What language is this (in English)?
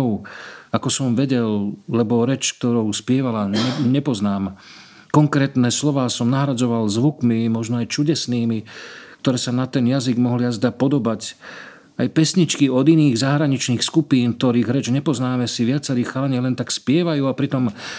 Slovak